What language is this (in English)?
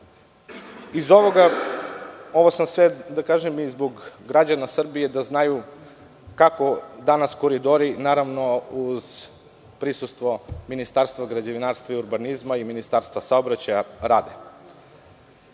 Serbian